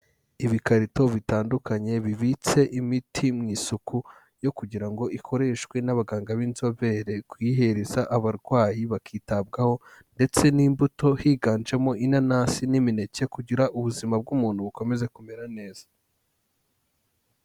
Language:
Kinyarwanda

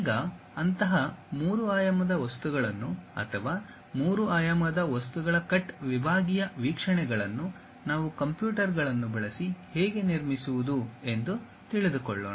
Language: Kannada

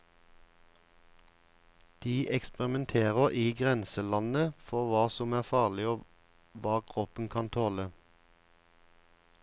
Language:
Norwegian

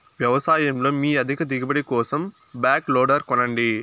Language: Telugu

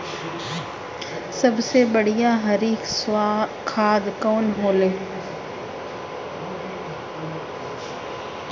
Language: Bhojpuri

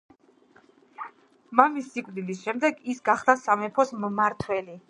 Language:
Georgian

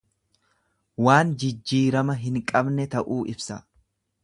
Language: Oromo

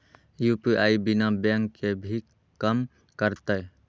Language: Magahi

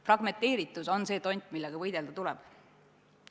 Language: Estonian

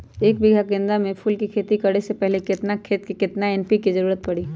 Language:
Magahi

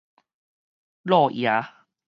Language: Min Nan Chinese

